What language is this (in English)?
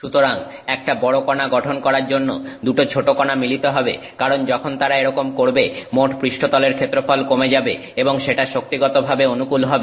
Bangla